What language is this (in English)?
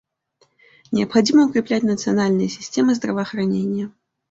Russian